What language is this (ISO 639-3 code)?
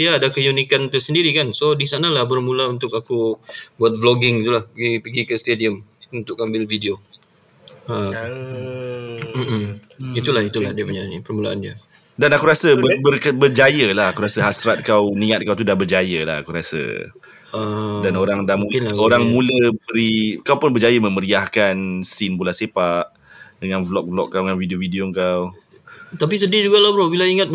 msa